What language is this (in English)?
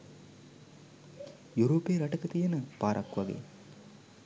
Sinhala